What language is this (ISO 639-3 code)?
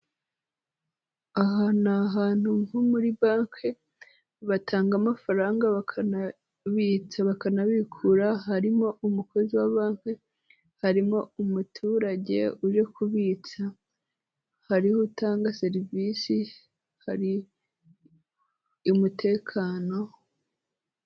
kin